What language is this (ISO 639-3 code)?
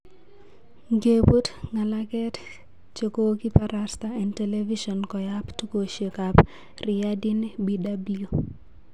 kln